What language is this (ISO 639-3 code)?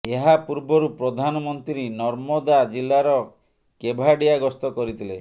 ori